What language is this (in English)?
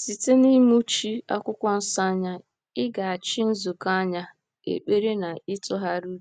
Igbo